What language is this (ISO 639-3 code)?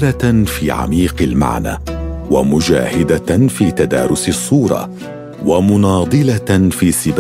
ara